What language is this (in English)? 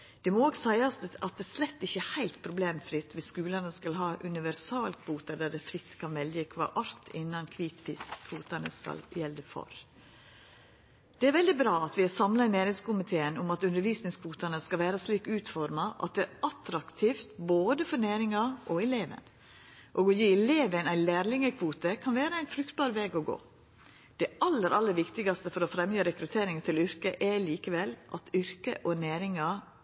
Norwegian Nynorsk